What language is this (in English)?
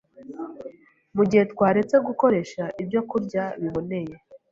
Kinyarwanda